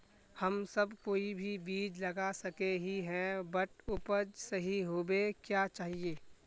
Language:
Magahi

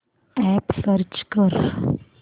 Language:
Marathi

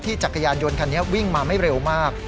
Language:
Thai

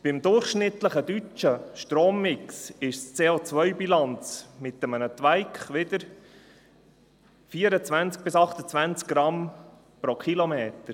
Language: Swiss German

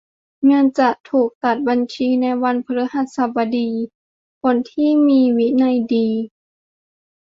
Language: Thai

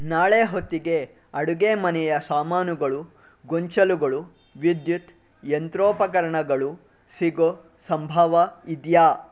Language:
Kannada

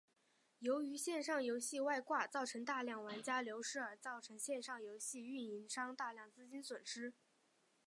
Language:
Chinese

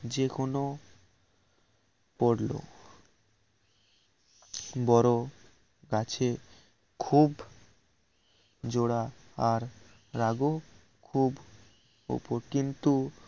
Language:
Bangla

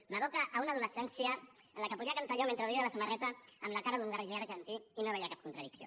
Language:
Catalan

